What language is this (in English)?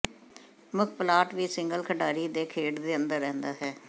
Punjabi